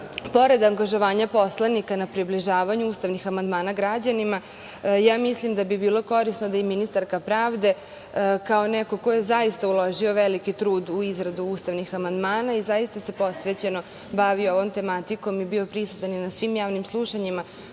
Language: Serbian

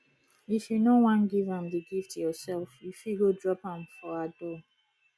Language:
Nigerian Pidgin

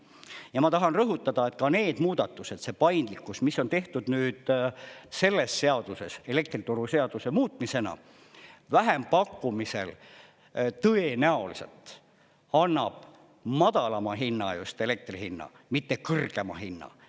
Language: Estonian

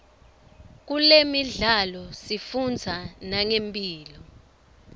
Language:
Swati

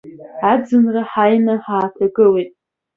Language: Abkhazian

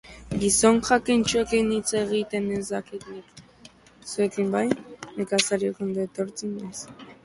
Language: Basque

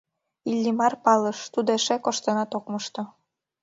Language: Mari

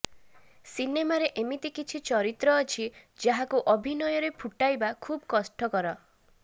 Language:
Odia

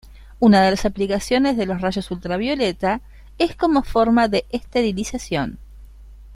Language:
Spanish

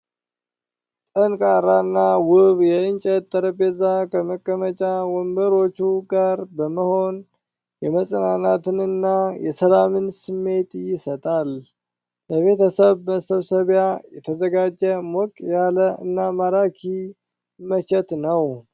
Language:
Amharic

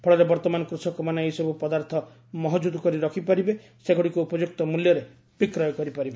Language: Odia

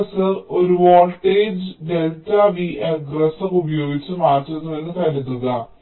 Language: Malayalam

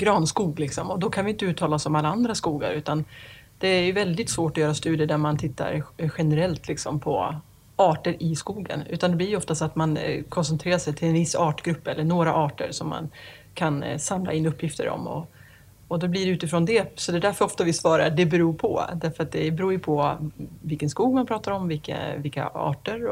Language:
Swedish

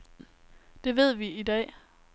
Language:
Danish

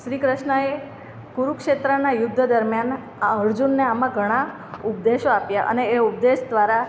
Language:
Gujarati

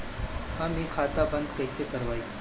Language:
Bhojpuri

